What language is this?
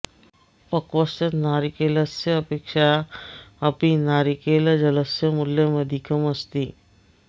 Sanskrit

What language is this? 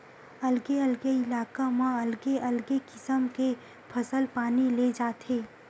Chhattisgarhi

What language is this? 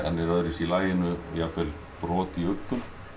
Icelandic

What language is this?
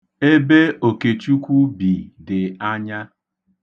Igbo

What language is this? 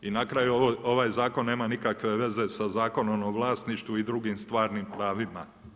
Croatian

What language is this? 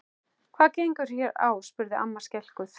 Icelandic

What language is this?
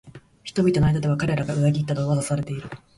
Japanese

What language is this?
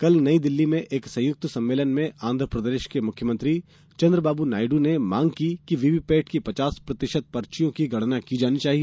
Hindi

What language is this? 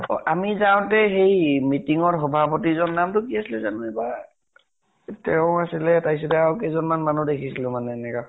Assamese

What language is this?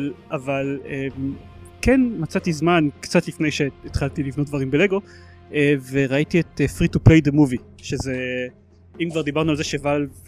Hebrew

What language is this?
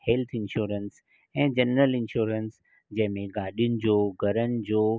Sindhi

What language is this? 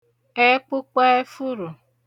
Igbo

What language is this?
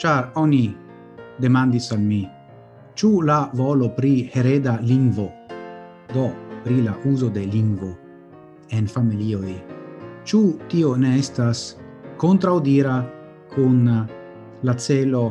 Italian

